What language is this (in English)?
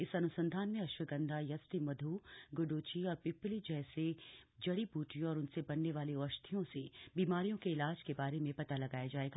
Hindi